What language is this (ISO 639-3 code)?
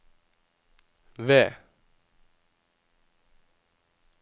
nor